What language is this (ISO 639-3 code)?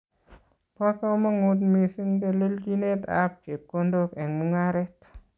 kln